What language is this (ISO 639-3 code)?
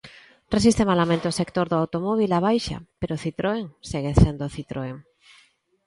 glg